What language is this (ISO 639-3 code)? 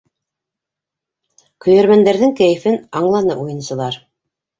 bak